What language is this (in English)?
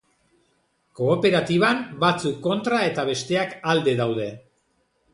Basque